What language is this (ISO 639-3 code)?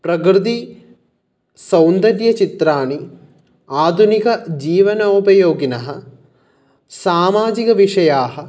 san